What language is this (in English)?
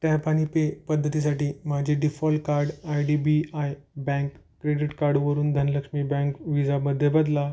Marathi